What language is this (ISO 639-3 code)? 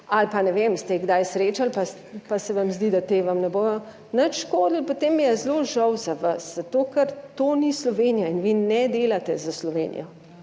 slv